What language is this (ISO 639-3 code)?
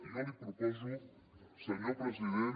cat